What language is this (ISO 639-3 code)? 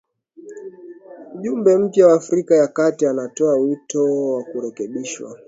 swa